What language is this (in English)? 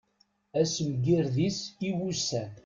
Kabyle